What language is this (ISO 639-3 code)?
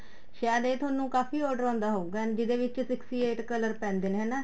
pan